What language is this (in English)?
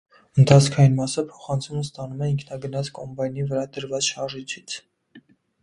Armenian